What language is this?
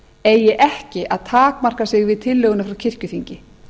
Icelandic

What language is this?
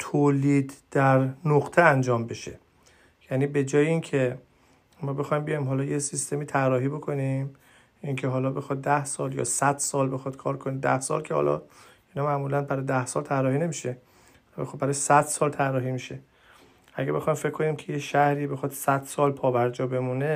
Persian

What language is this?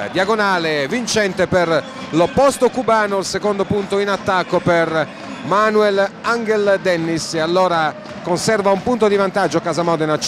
Italian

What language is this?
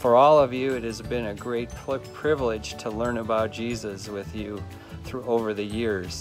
English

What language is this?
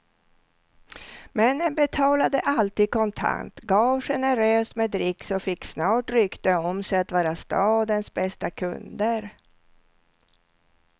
Swedish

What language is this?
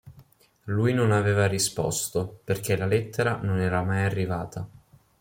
Italian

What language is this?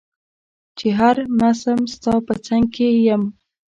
Pashto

